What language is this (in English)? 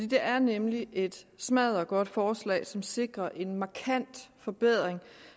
Danish